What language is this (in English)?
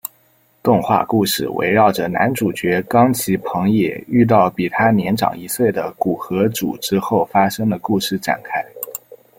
Chinese